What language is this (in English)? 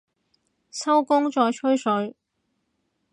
Cantonese